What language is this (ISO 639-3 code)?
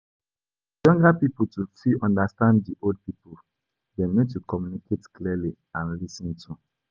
pcm